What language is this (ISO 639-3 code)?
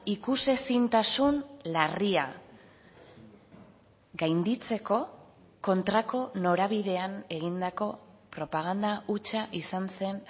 eus